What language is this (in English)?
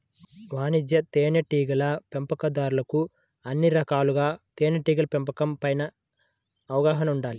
Telugu